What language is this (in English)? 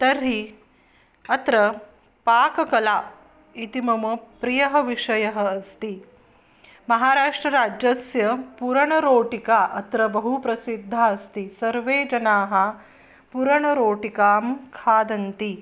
Sanskrit